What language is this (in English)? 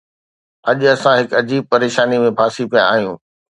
Sindhi